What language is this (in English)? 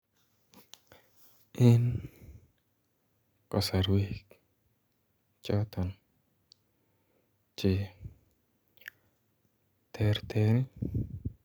Kalenjin